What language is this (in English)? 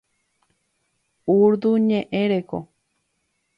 Guarani